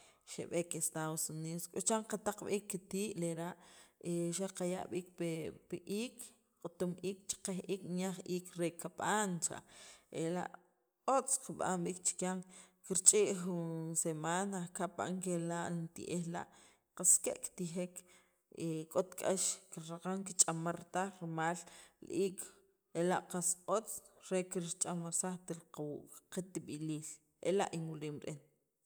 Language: Sacapulteco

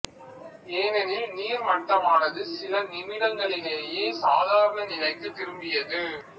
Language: Tamil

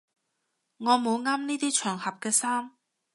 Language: Cantonese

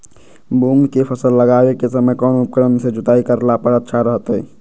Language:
Magahi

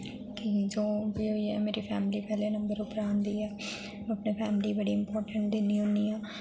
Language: Dogri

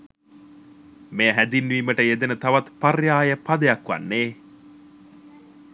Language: Sinhala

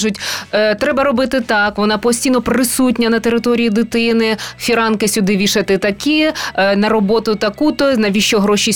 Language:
Ukrainian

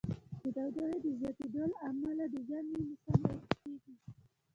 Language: Pashto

